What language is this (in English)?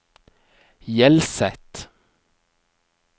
Norwegian